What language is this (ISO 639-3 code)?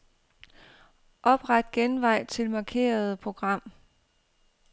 dan